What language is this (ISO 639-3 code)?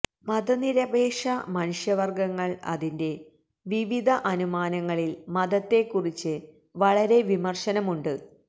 mal